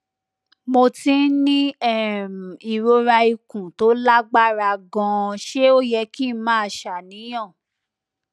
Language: Yoruba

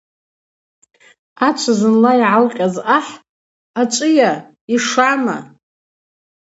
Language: Abaza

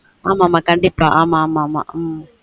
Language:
Tamil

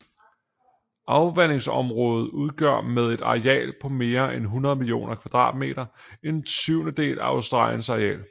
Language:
Danish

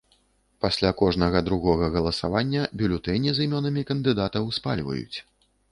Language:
Belarusian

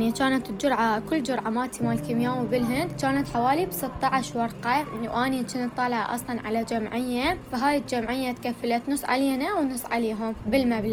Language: Arabic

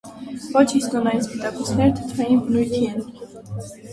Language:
Armenian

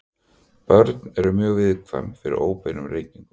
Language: Icelandic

